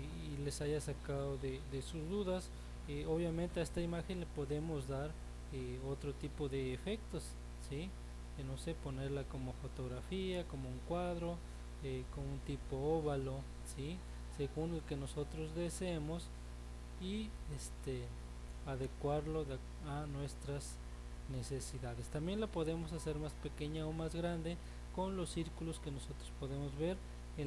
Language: Spanish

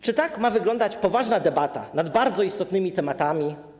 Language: Polish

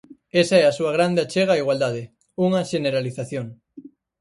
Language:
Galician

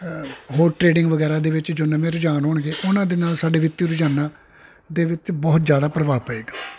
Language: Punjabi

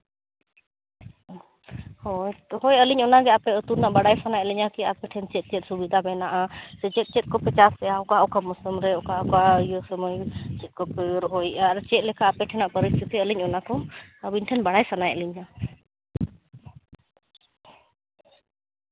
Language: Santali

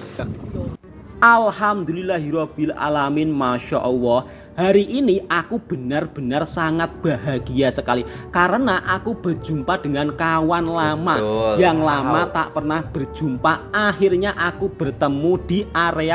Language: Indonesian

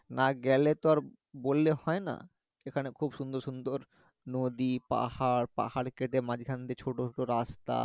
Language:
Bangla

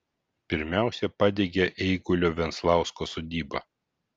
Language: Lithuanian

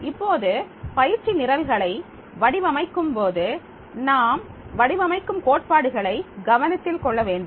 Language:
Tamil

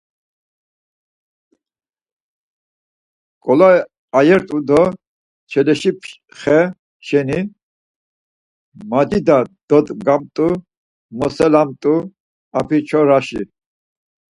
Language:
Laz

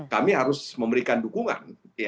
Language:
Indonesian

